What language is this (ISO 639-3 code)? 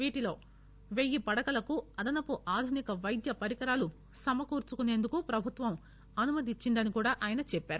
tel